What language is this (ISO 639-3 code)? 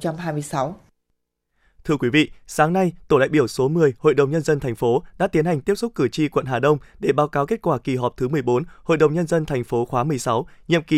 vie